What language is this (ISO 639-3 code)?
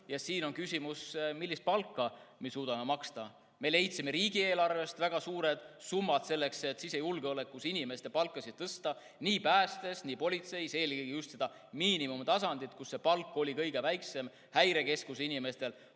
est